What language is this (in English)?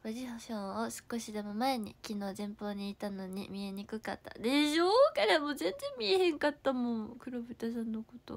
Japanese